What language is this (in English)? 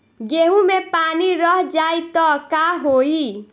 Bhojpuri